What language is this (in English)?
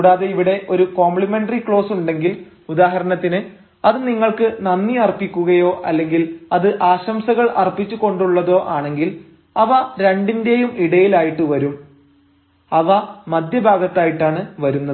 Malayalam